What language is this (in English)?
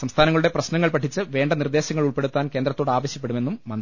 Malayalam